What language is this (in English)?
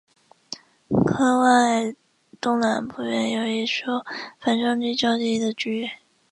Chinese